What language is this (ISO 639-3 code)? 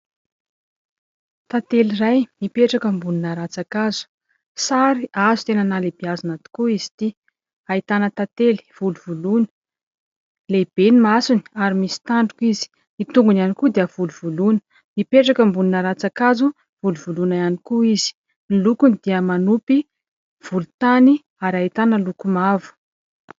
mlg